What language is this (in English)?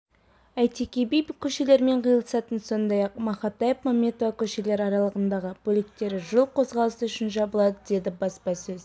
Kazakh